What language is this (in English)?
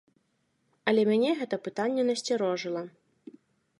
Belarusian